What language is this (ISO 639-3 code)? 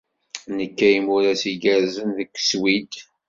kab